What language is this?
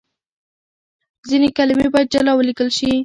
Pashto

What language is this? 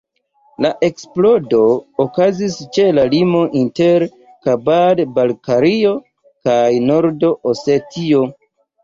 Esperanto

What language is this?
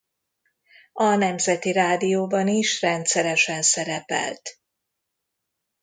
Hungarian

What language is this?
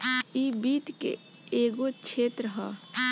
Bhojpuri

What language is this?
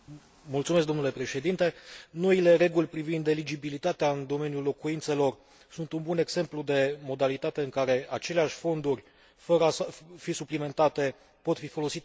Romanian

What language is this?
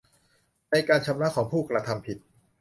Thai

